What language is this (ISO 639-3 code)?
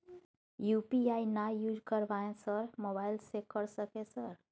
mai